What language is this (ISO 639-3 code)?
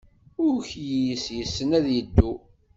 kab